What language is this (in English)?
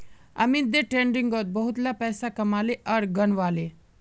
Magahi